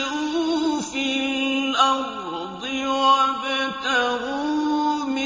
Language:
Arabic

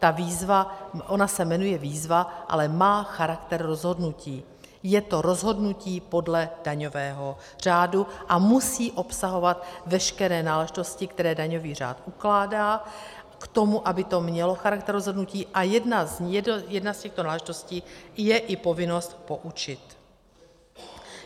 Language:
Czech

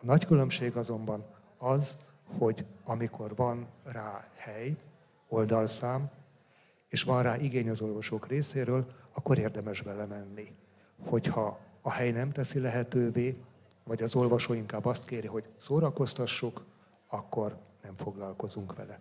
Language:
Hungarian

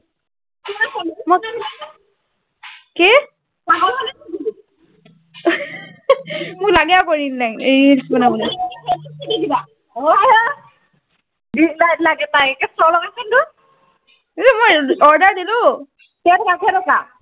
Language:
Assamese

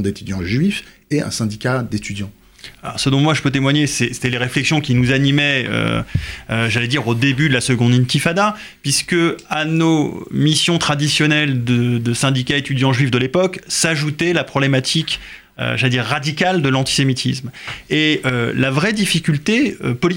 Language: French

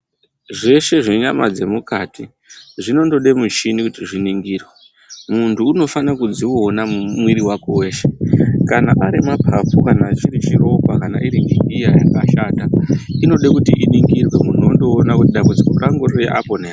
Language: Ndau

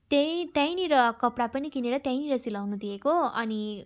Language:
Nepali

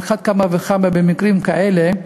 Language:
Hebrew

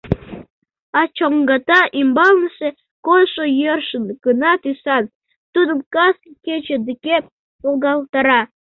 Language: Mari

